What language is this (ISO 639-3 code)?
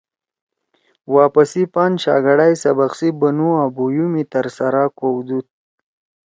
trw